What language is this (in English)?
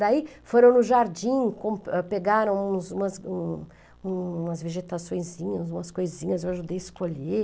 Portuguese